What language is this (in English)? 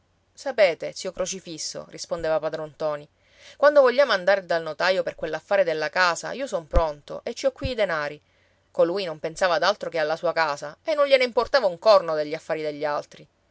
Italian